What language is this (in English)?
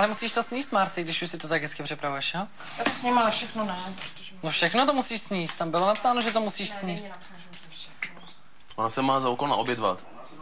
Czech